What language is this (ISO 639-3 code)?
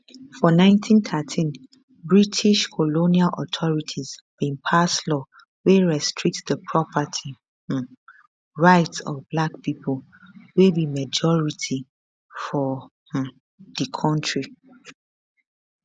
pcm